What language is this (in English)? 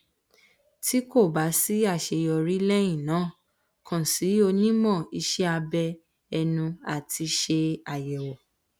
Yoruba